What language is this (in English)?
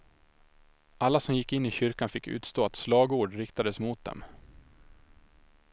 Swedish